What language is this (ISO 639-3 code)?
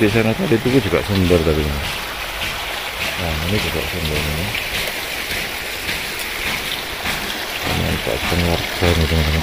ind